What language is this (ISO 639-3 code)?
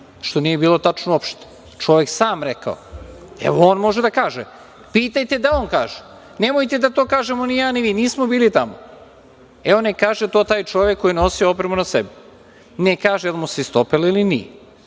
srp